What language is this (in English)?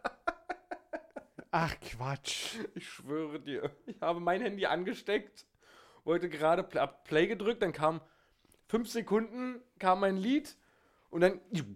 German